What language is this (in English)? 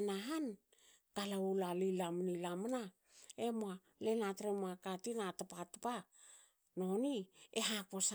Hakö